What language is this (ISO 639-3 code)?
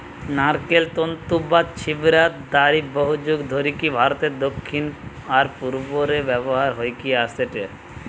ben